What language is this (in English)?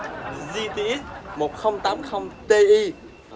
Vietnamese